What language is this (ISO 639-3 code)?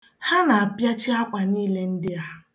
ibo